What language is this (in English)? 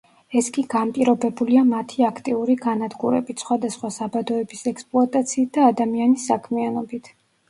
Georgian